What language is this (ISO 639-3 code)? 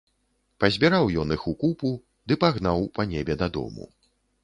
bel